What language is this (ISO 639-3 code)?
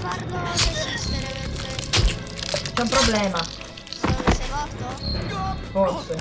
ita